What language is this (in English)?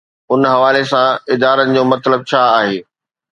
Sindhi